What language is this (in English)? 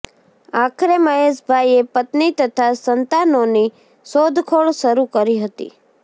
Gujarati